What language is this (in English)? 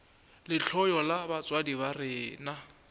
Northern Sotho